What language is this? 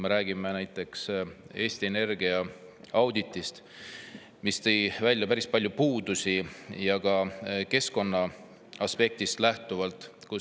Estonian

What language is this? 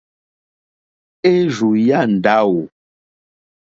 Mokpwe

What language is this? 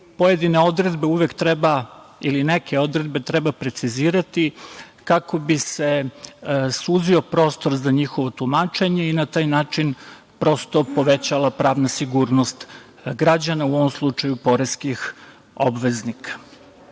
Serbian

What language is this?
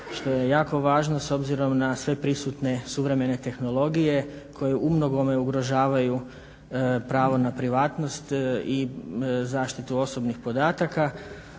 Croatian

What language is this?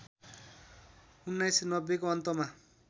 Nepali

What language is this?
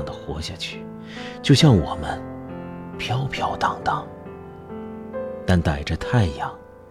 Chinese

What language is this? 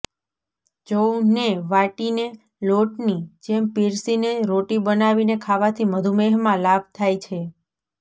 Gujarati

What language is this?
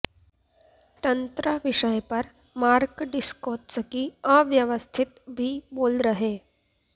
Sanskrit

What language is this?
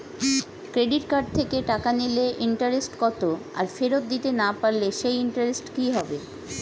Bangla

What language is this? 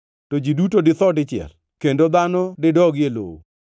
Luo (Kenya and Tanzania)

